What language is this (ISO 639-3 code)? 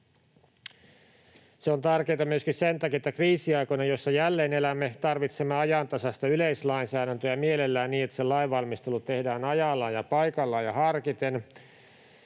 fin